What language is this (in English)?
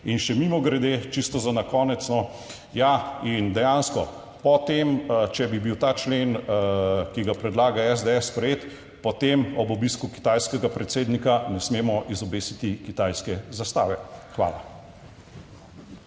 Slovenian